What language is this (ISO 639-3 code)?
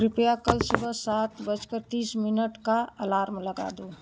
hin